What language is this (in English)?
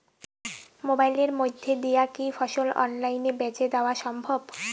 Bangla